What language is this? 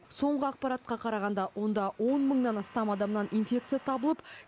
Kazakh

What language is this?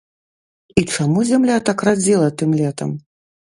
Belarusian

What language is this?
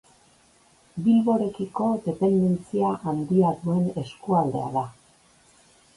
Basque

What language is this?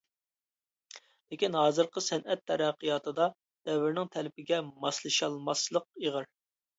Uyghur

